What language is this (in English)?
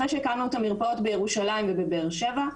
Hebrew